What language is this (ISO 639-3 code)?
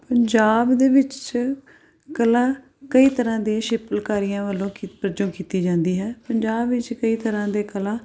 pan